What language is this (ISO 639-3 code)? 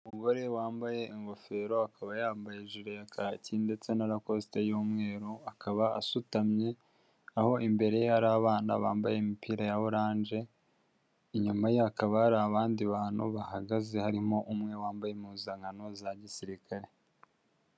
kin